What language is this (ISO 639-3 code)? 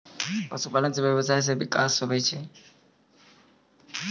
mai